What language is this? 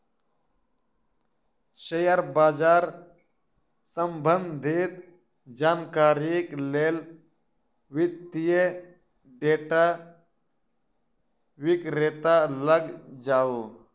Maithili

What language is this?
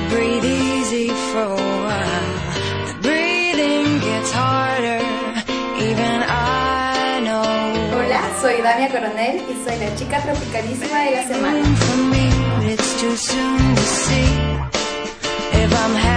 Latvian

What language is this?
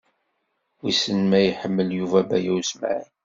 Kabyle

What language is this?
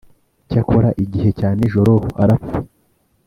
Kinyarwanda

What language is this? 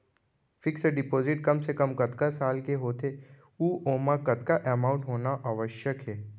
Chhattisgarhi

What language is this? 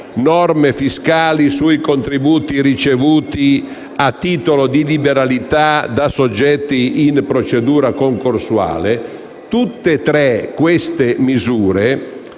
Italian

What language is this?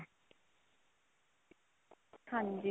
Punjabi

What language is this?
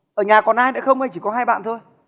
Vietnamese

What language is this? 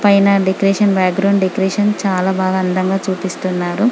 Telugu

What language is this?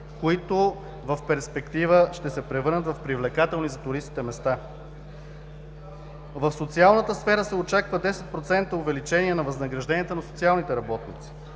Bulgarian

